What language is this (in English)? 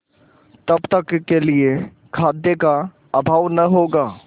Hindi